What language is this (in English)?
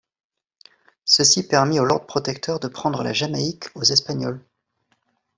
French